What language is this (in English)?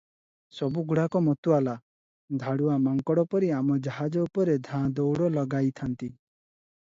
Odia